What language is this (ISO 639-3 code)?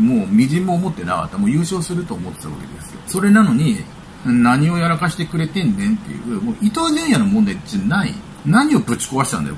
jpn